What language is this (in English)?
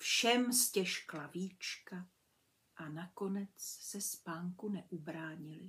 Czech